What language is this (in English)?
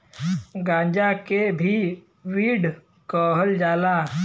Bhojpuri